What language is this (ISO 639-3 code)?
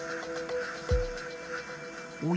jpn